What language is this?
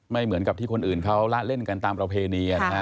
Thai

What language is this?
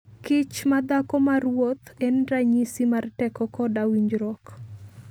Luo (Kenya and Tanzania)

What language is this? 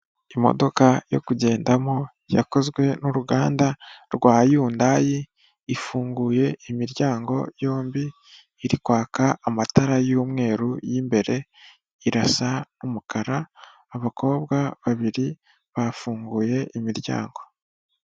Kinyarwanda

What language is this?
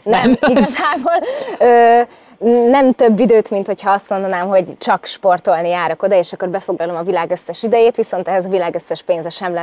Hungarian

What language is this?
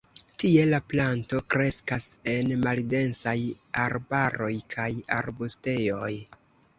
Esperanto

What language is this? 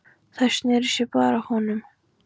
Icelandic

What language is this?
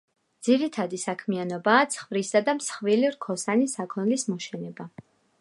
Georgian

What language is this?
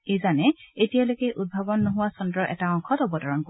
Assamese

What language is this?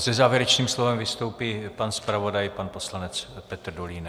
Czech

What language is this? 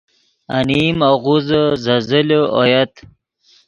Yidgha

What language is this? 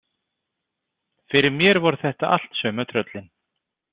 Icelandic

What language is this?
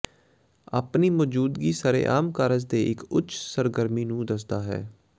Punjabi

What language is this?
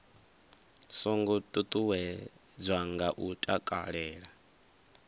Venda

